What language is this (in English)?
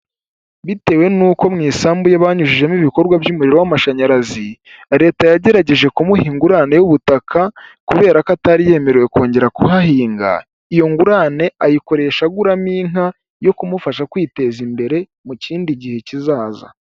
Kinyarwanda